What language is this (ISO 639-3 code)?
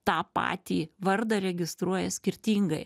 lit